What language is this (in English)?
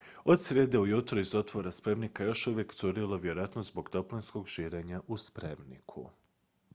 Croatian